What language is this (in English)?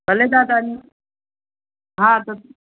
Sindhi